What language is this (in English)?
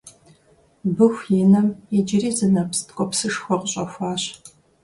Kabardian